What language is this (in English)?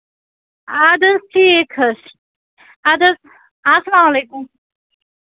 Kashmiri